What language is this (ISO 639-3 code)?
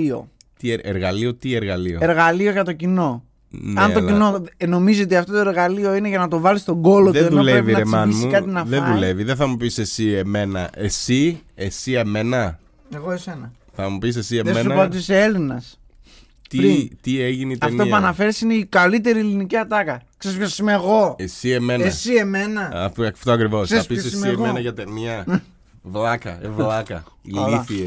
ell